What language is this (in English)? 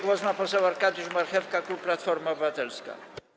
Polish